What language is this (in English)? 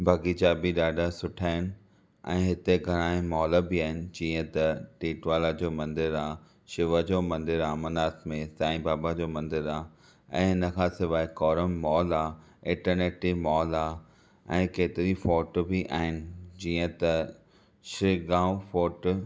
Sindhi